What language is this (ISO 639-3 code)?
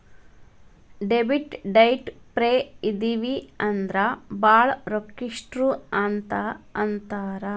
kan